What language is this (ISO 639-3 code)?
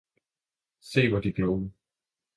dan